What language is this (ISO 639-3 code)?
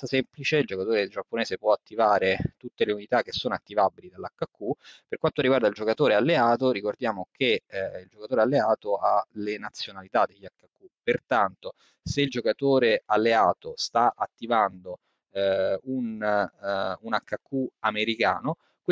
ita